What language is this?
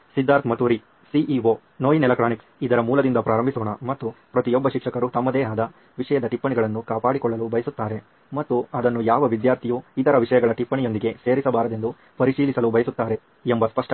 Kannada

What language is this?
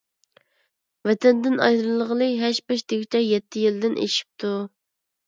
Uyghur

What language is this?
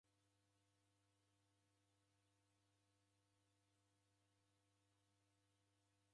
Taita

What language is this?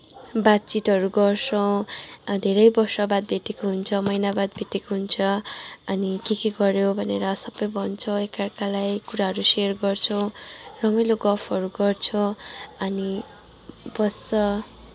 Nepali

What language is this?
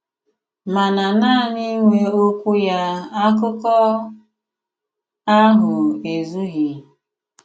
Igbo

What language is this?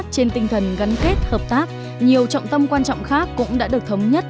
Vietnamese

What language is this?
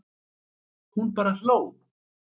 Icelandic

